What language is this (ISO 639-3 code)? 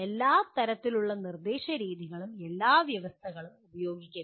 mal